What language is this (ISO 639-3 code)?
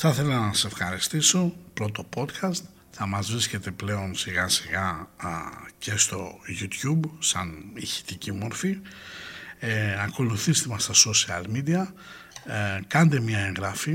ell